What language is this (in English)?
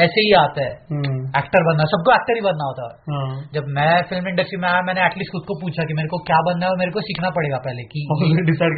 Hindi